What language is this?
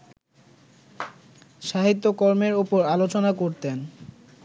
Bangla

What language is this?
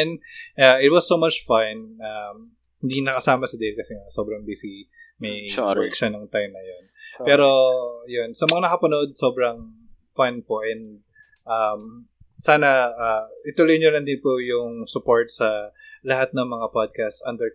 Filipino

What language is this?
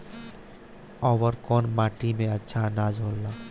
Bhojpuri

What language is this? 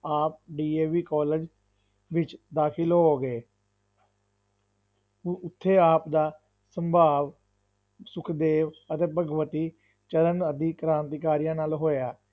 Punjabi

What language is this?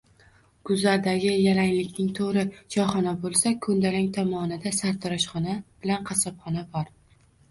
Uzbek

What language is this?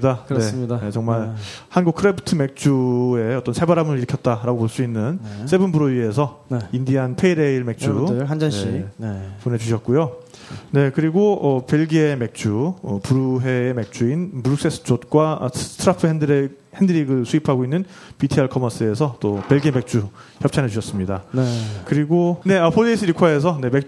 Korean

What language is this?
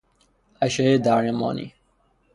Persian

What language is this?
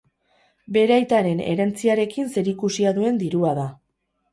Basque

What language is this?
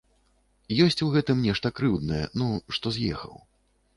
Belarusian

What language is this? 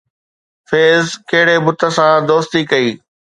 Sindhi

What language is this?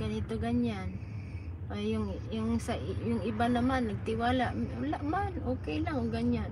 Filipino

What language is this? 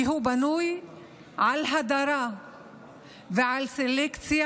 Hebrew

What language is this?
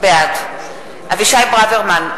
Hebrew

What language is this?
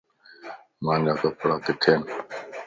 Lasi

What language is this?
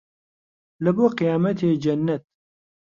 Central Kurdish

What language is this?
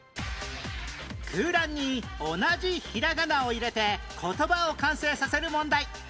Japanese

